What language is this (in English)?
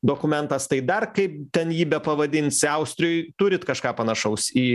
Lithuanian